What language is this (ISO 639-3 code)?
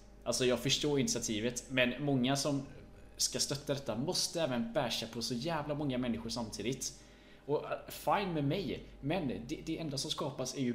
swe